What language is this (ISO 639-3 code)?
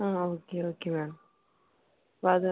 mal